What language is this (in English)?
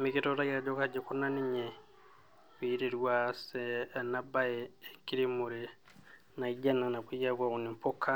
Masai